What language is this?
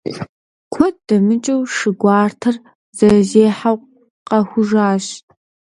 Kabardian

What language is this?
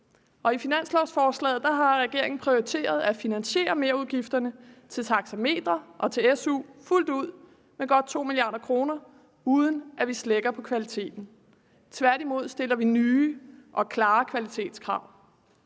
Danish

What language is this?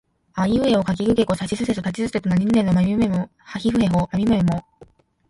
Japanese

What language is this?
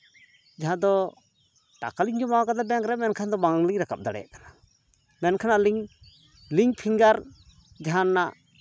Santali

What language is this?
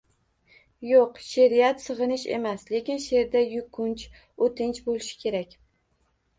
Uzbek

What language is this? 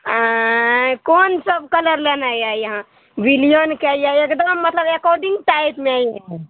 Maithili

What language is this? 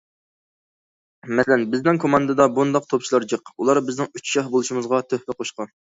Uyghur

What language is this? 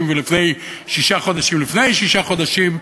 Hebrew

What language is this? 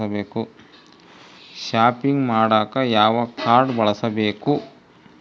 Kannada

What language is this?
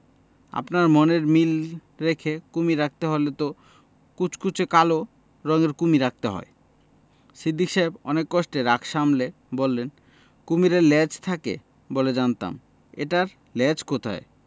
Bangla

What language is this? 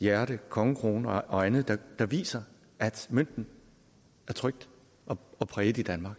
Danish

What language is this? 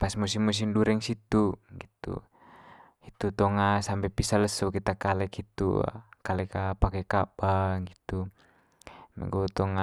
Manggarai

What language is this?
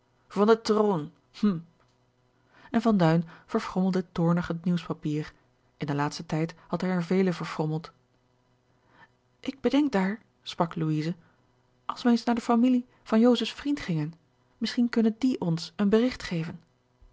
Dutch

